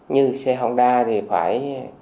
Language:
Vietnamese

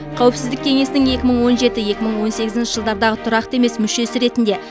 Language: Kazakh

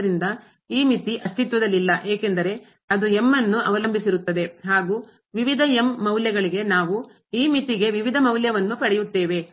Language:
Kannada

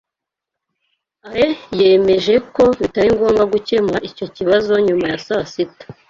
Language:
Kinyarwanda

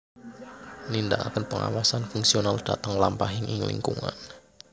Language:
Javanese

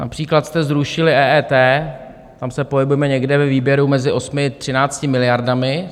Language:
Czech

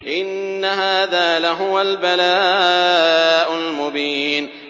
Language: Arabic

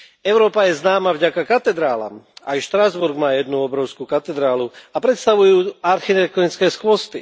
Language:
Slovak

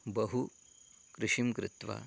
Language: Sanskrit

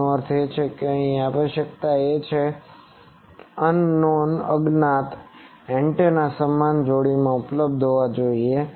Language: Gujarati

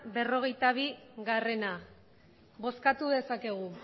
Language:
Basque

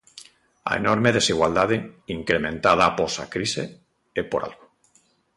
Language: Galician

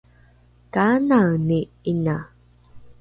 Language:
Rukai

